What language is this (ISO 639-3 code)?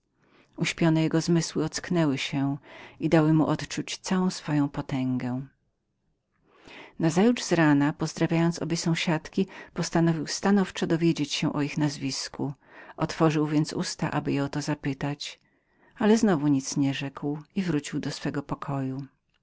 pol